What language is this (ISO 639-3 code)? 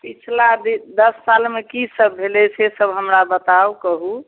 mai